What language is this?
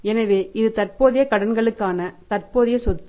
Tamil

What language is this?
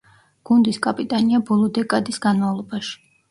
Georgian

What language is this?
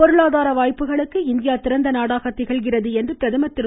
Tamil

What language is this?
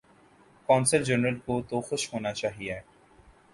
Urdu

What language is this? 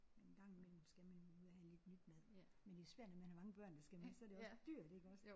Danish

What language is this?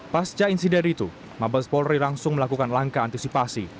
Indonesian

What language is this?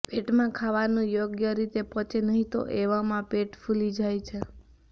Gujarati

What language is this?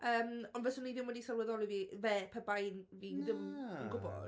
Welsh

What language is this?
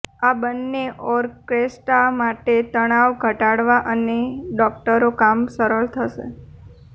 Gujarati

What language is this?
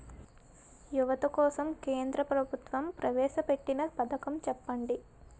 Telugu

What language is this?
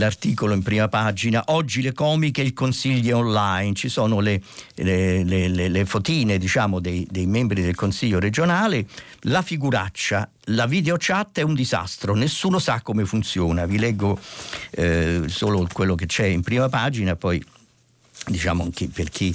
Italian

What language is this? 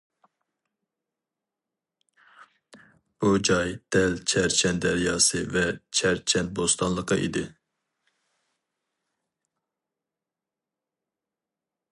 Uyghur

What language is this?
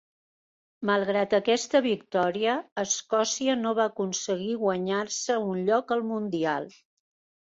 Catalan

